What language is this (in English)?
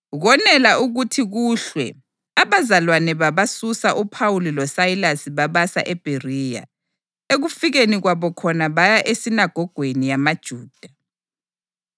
North Ndebele